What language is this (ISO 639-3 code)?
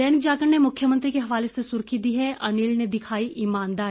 hin